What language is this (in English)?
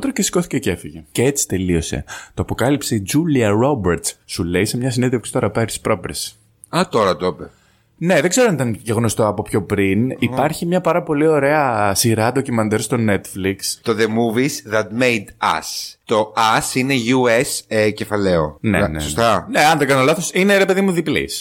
Greek